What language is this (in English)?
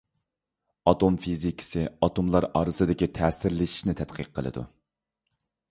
Uyghur